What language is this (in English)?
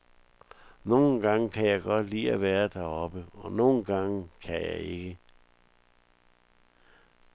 Danish